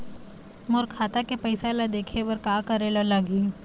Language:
Chhattisgarhi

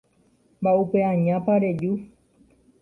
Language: Guarani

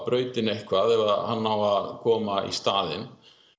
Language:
Icelandic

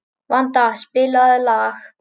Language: Icelandic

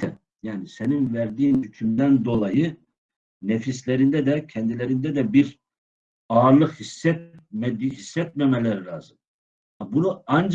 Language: Turkish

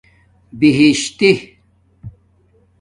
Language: Domaaki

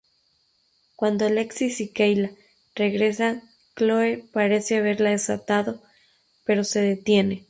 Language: Spanish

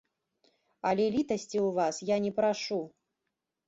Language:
Belarusian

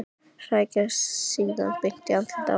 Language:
Icelandic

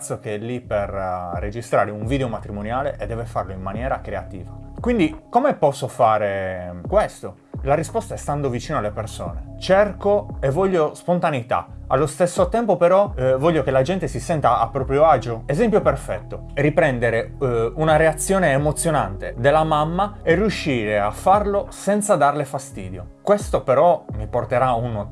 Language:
Italian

